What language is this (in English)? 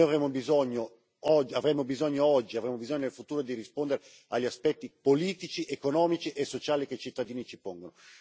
Italian